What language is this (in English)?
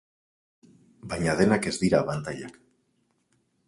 Basque